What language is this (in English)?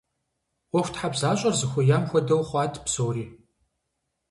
Kabardian